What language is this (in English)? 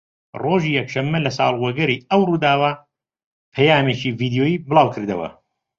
Central Kurdish